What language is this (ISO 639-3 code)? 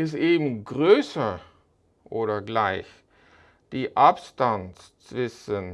deu